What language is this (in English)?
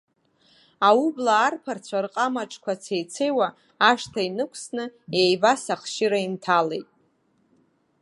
Abkhazian